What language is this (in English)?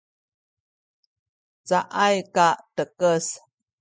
Sakizaya